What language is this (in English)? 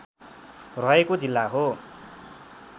Nepali